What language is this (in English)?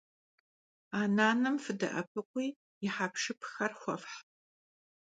Kabardian